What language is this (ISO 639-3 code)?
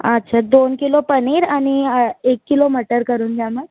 mar